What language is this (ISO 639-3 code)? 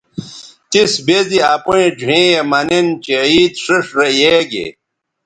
btv